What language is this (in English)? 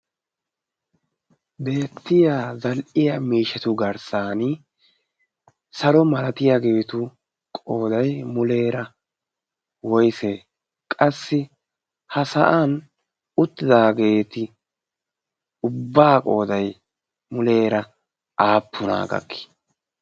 Wolaytta